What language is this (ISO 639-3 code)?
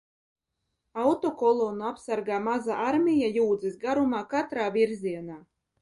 lav